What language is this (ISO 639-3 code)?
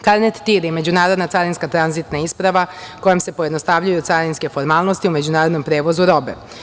srp